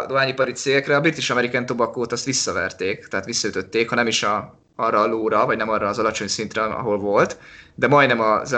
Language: Hungarian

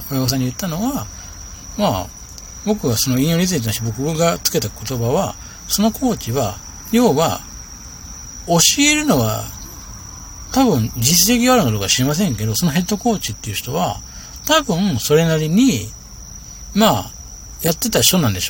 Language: Japanese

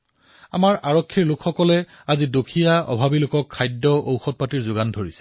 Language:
Assamese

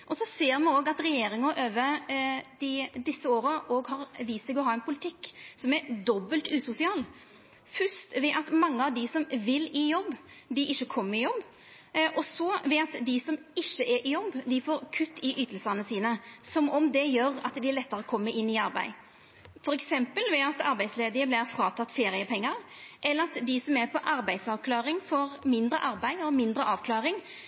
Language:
Norwegian Nynorsk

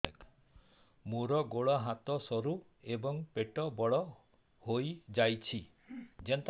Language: Odia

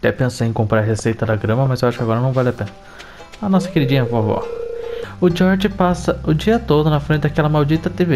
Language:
Portuguese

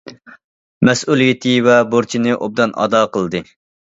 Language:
Uyghur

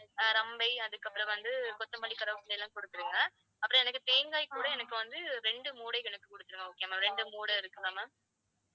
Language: Tamil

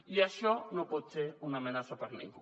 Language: Catalan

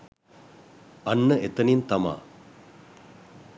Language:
Sinhala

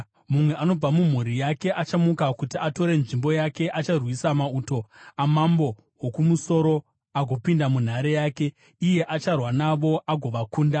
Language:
Shona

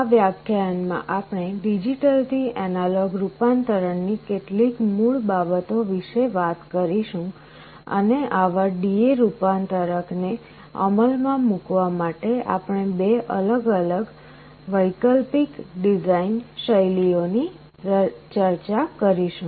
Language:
Gujarati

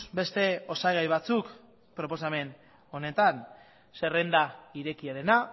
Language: Basque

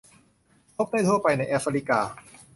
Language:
Thai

